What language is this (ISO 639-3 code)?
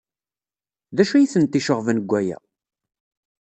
kab